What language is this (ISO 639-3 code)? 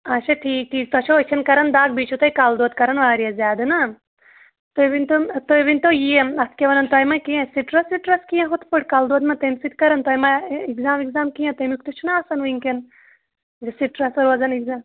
kas